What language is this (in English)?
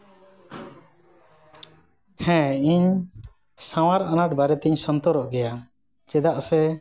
Santali